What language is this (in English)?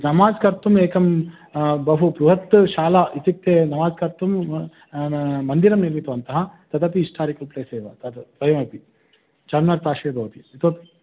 Sanskrit